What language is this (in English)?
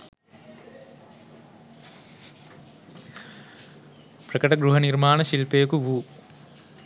Sinhala